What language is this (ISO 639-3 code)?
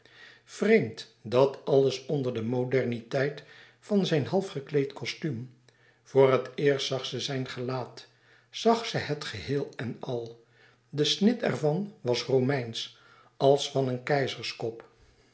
nld